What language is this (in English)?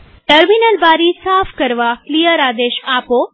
Gujarati